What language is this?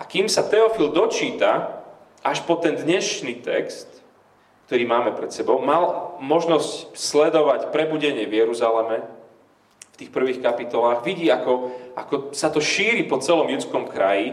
Slovak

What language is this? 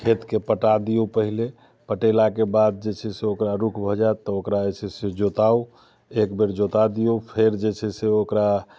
Maithili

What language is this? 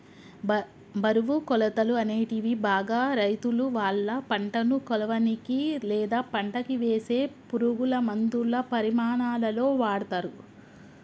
Telugu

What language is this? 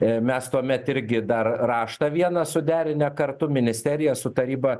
Lithuanian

